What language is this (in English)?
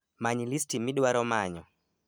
Luo (Kenya and Tanzania)